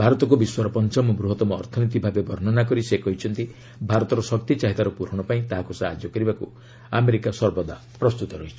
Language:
Odia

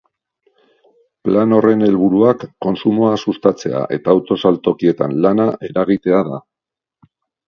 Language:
Basque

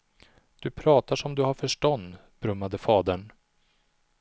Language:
Swedish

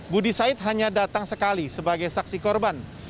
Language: Indonesian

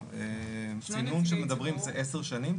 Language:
Hebrew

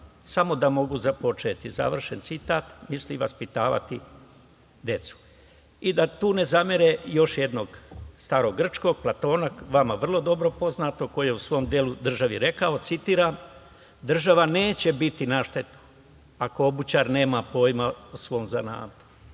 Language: Serbian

